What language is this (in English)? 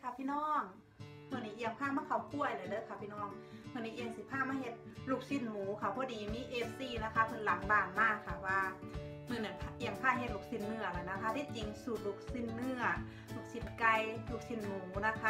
Thai